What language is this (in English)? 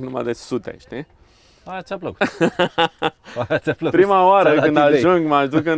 Romanian